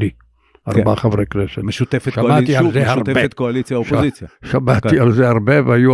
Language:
Hebrew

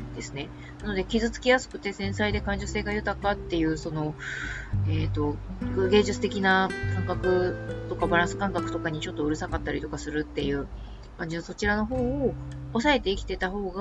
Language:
Japanese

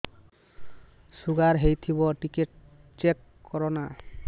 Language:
Odia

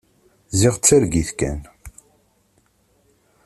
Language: Kabyle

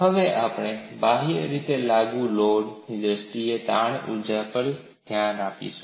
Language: Gujarati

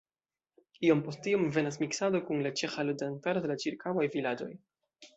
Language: Esperanto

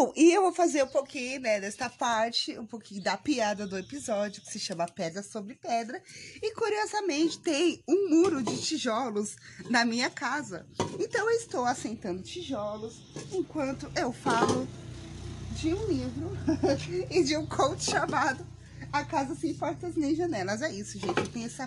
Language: Portuguese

